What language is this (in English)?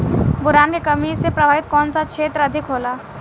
Bhojpuri